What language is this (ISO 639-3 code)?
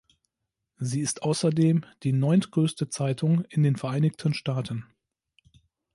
deu